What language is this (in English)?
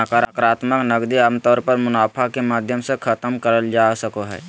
Magahi